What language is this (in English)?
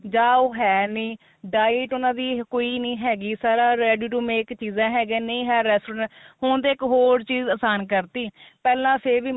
Punjabi